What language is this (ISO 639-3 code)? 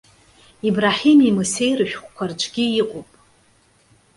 abk